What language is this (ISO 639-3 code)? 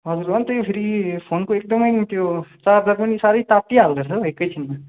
nep